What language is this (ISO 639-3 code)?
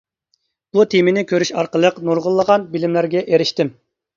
uig